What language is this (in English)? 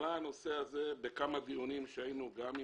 Hebrew